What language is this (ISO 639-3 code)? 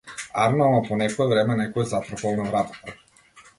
mkd